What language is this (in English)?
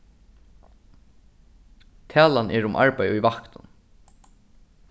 Faroese